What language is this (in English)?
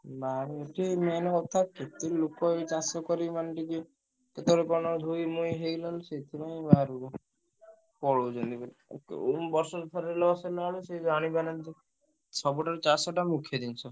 Odia